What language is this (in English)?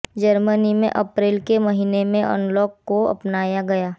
Hindi